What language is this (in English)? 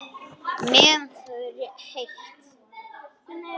Icelandic